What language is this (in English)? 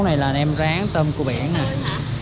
Vietnamese